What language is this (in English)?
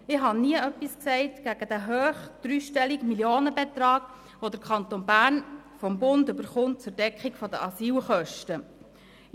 Swiss German